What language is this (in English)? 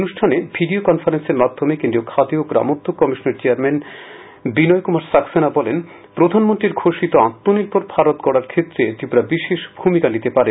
Bangla